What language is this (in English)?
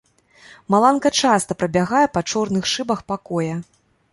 Belarusian